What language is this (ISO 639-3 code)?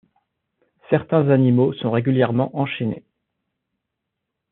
fra